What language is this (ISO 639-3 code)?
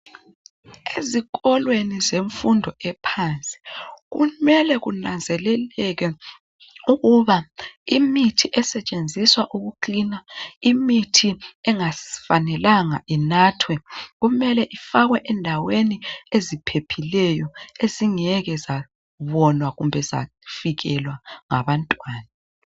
nde